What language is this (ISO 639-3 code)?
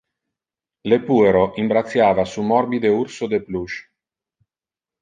ina